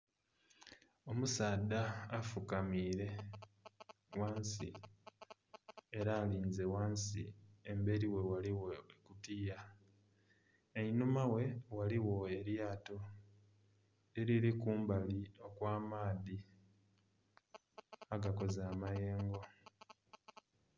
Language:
Soga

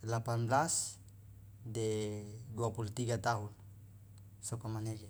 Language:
Loloda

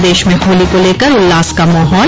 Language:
Hindi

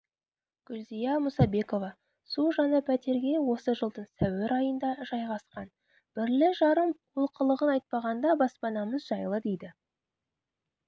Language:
Kazakh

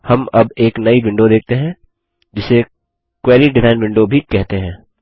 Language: Hindi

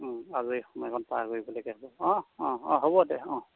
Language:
Assamese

